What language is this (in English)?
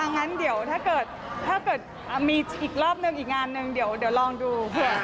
Thai